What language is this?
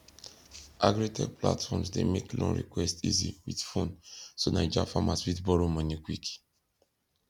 Nigerian Pidgin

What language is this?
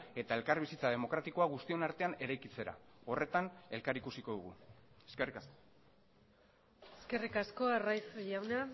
Basque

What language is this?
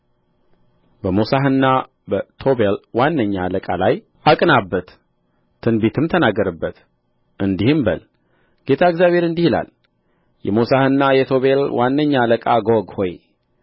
Amharic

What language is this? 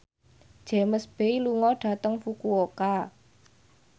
Javanese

